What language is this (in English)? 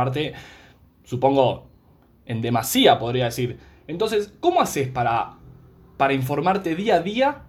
Spanish